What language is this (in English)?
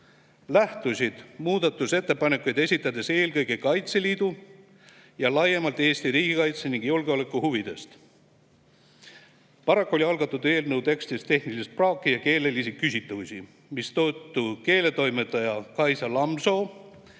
Estonian